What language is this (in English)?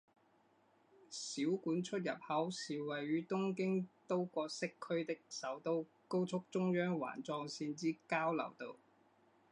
Chinese